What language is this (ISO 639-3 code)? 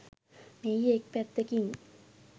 sin